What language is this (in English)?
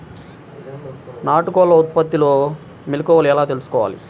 Telugu